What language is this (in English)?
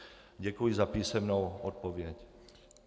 Czech